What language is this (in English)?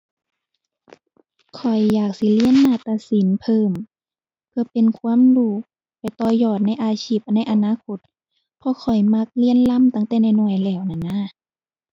Thai